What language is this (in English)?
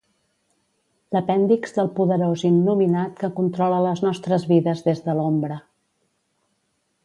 Catalan